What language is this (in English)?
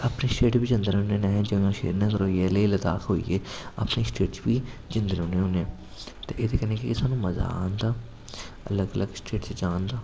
Dogri